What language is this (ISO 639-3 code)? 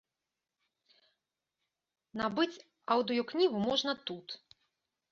bel